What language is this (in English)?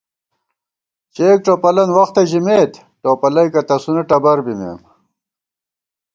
Gawar-Bati